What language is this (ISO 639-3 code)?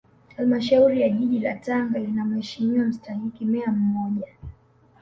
swa